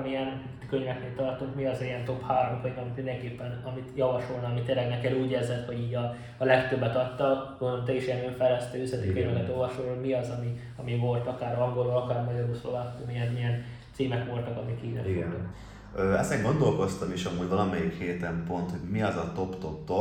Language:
Hungarian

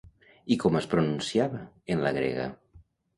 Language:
Catalan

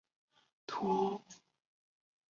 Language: Chinese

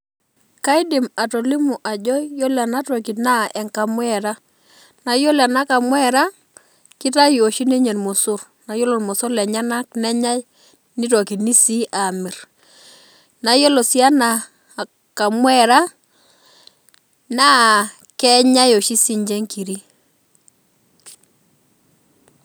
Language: Masai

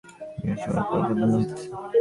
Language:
Bangla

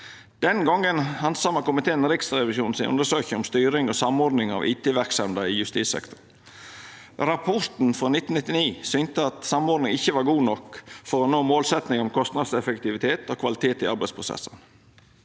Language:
Norwegian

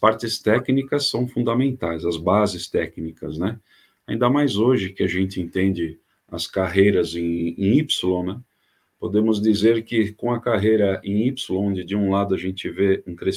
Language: Portuguese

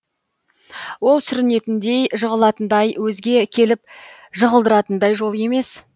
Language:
Kazakh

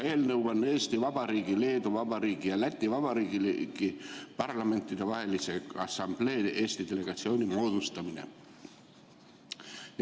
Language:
Estonian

